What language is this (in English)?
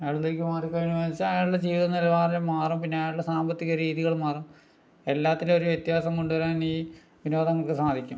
Malayalam